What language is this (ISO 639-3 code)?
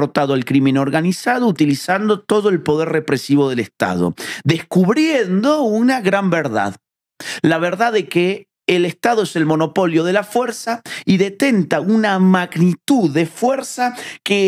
spa